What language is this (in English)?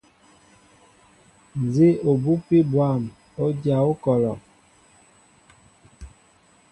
Mbo (Cameroon)